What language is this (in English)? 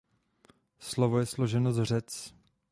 Czech